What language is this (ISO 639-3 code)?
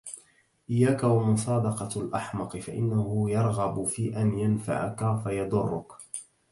ara